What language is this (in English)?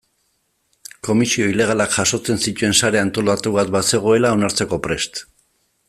Basque